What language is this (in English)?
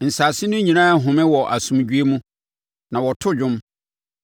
Akan